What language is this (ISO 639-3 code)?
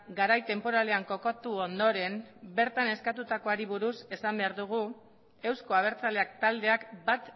eus